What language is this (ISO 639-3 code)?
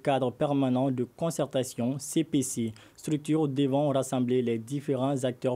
fra